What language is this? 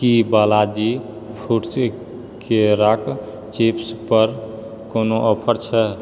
Maithili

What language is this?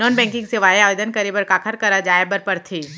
Chhattisgarhi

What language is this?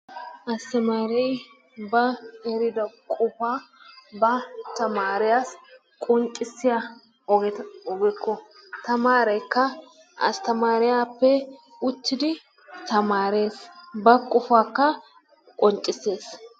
Wolaytta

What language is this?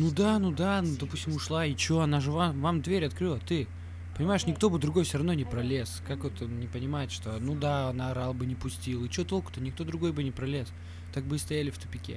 Russian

